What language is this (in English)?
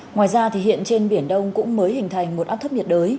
Vietnamese